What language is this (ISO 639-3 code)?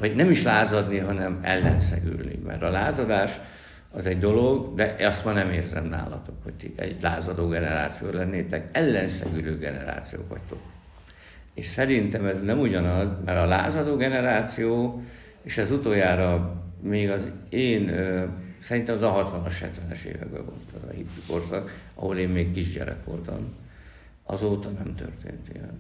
hun